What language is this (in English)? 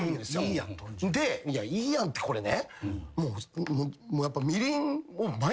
Japanese